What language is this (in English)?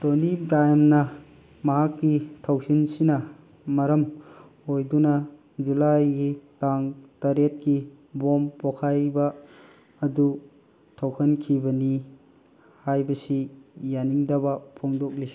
Manipuri